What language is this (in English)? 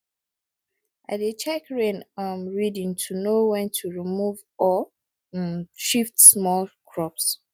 Nigerian Pidgin